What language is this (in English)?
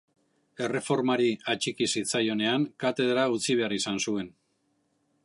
Basque